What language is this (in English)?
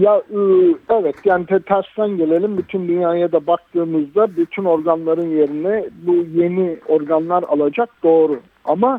Turkish